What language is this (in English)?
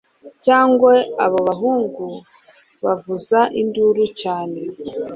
Kinyarwanda